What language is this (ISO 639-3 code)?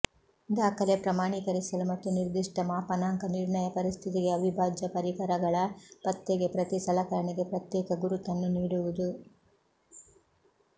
kan